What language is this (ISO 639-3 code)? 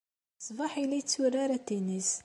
kab